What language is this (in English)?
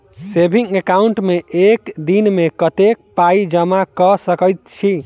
Maithili